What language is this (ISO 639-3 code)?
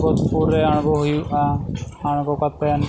sat